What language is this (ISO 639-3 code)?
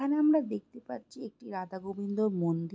ben